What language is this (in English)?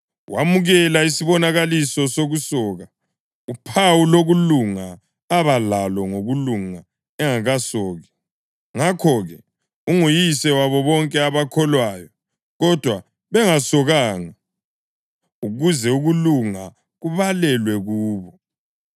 North Ndebele